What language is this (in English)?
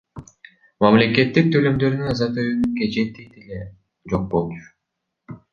Kyrgyz